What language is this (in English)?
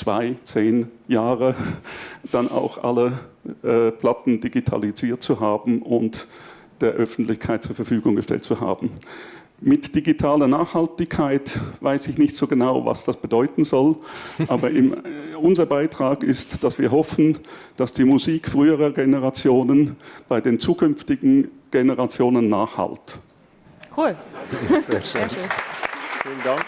German